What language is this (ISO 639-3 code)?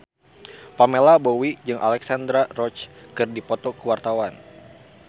sun